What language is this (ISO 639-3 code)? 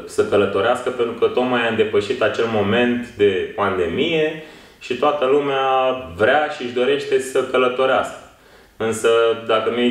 ron